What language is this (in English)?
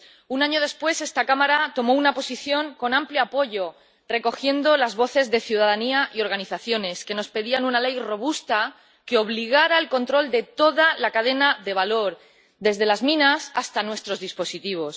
Spanish